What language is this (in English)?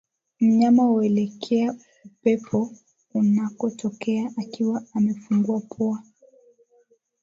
Swahili